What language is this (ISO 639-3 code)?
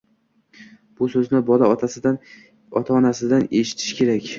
uzb